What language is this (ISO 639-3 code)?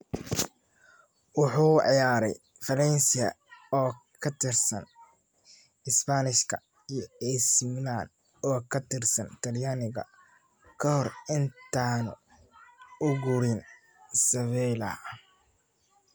som